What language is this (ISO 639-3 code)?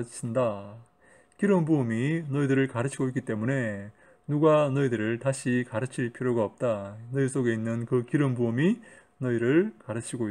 kor